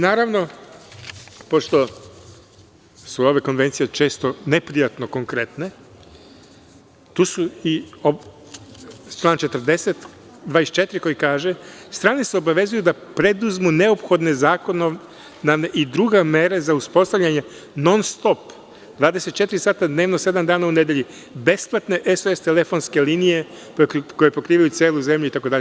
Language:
Serbian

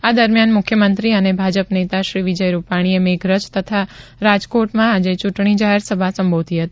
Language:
Gujarati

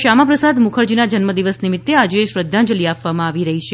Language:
Gujarati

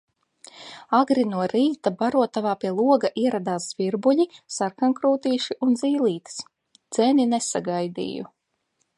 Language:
Latvian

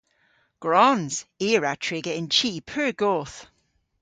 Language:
Cornish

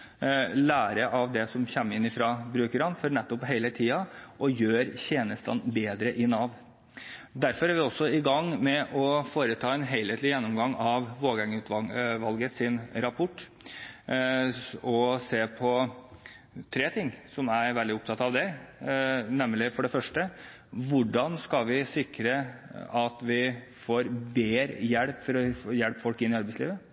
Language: Norwegian Bokmål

